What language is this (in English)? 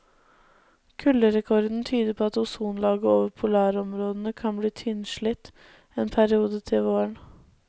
Norwegian